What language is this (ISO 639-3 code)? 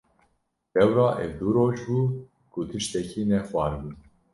kur